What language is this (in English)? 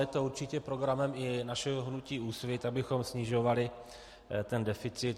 Czech